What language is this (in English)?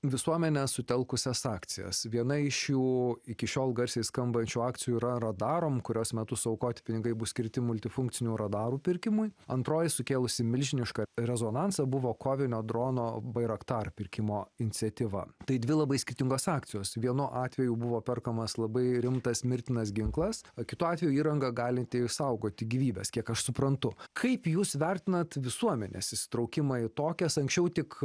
Lithuanian